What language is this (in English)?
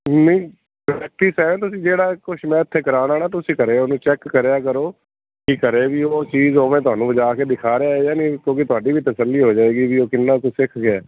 Punjabi